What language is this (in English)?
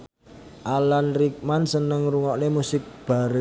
Javanese